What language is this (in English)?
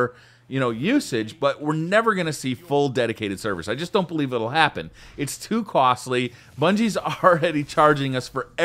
English